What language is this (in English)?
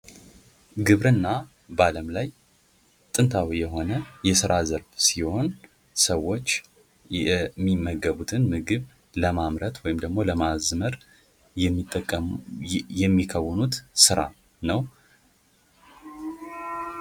Amharic